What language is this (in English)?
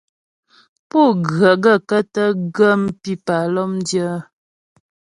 Ghomala